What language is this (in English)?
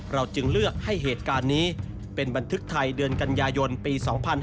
Thai